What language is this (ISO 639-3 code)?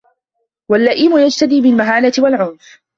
ara